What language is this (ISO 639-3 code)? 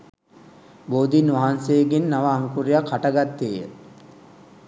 sin